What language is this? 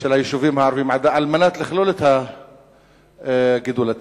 Hebrew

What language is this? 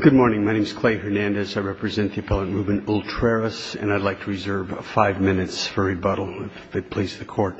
English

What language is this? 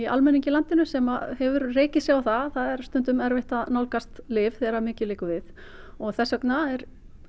Icelandic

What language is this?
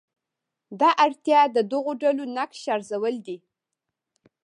Pashto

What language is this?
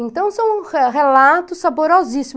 Portuguese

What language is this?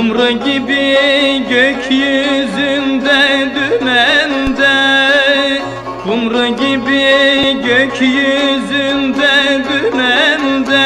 Turkish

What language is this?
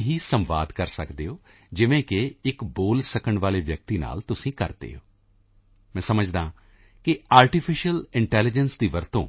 Punjabi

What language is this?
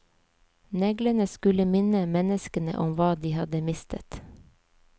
Norwegian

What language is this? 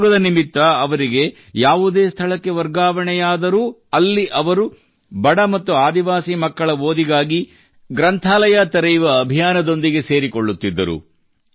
Kannada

